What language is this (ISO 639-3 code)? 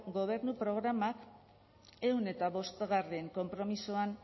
eus